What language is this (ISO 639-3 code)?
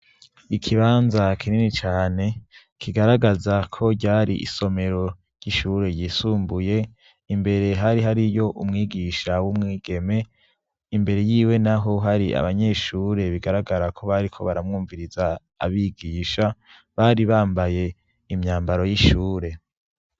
run